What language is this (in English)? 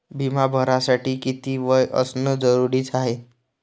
Marathi